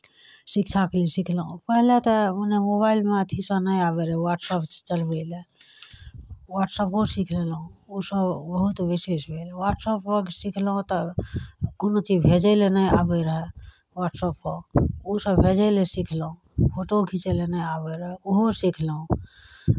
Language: Maithili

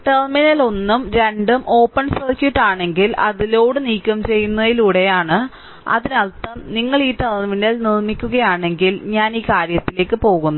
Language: Malayalam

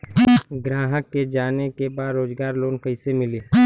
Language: Bhojpuri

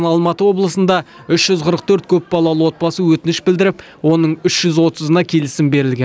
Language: Kazakh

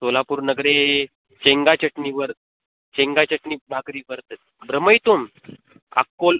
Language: Sanskrit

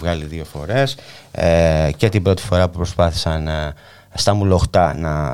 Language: Greek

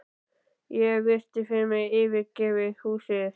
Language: Icelandic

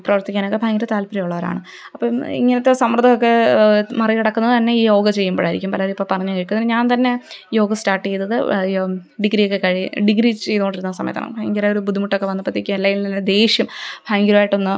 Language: Malayalam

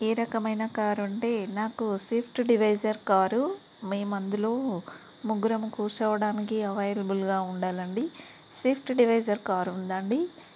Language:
Telugu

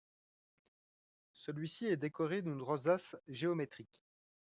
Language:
French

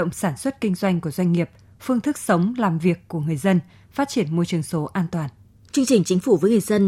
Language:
Vietnamese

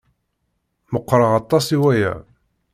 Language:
Kabyle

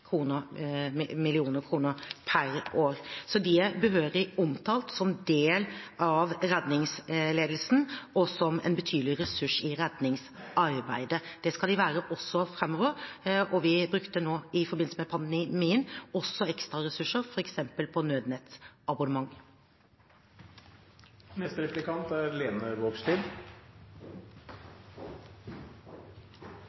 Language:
Norwegian Bokmål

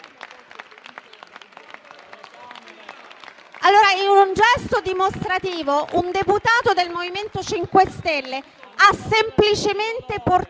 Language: Italian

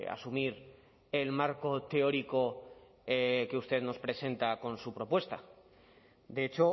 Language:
Spanish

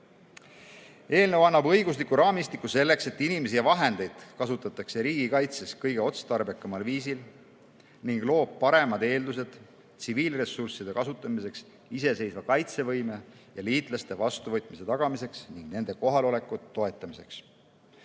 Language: Estonian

